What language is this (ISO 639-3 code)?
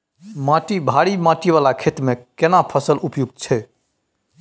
mai